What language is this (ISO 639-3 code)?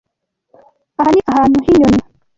kin